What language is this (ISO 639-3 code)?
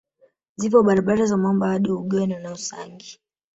swa